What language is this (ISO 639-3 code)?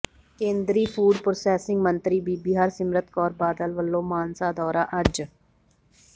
pan